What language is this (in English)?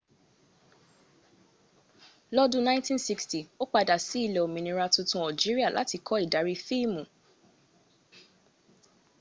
Yoruba